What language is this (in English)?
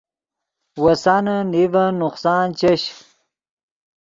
Yidgha